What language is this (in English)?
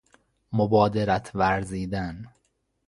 Persian